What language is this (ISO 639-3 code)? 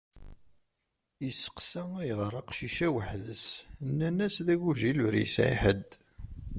kab